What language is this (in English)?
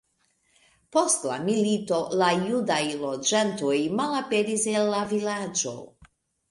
Esperanto